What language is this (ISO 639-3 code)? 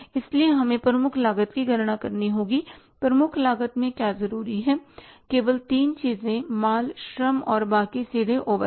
hin